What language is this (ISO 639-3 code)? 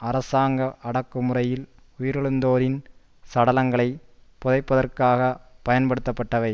tam